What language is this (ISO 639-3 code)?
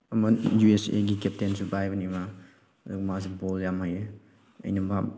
mni